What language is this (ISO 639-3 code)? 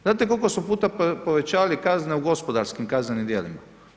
hrv